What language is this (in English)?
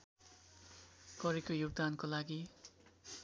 Nepali